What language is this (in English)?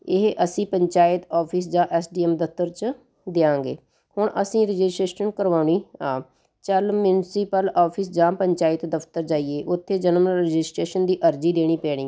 Punjabi